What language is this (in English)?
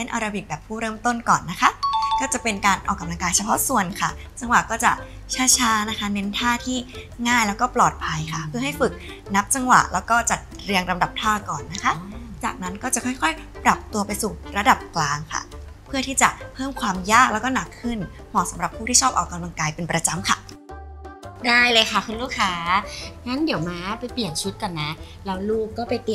Thai